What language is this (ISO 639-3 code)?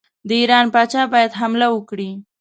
pus